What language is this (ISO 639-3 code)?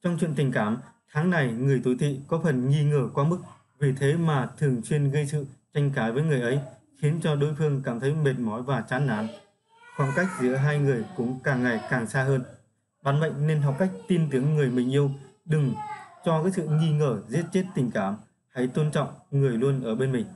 vie